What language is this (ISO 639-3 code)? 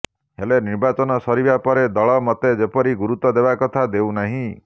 ori